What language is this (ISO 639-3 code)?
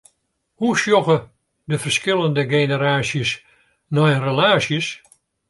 fry